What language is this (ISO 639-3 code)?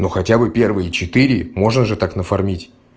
rus